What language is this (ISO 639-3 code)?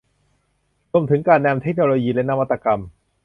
tha